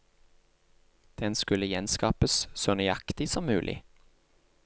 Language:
Norwegian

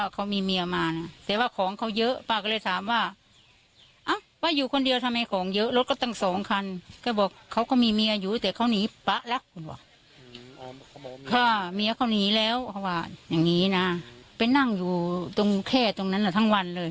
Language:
Thai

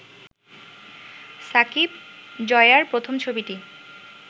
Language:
Bangla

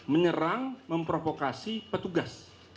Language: Indonesian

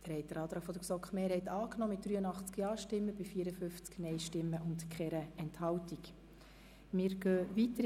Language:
Swiss German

